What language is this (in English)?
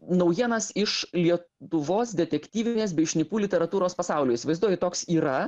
Lithuanian